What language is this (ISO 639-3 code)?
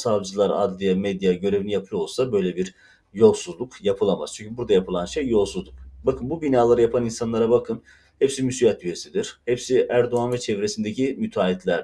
tur